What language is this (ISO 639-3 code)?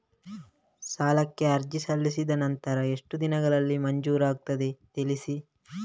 kan